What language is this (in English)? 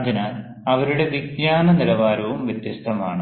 Malayalam